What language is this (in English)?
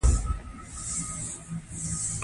Pashto